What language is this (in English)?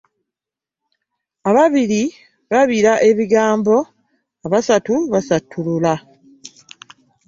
Ganda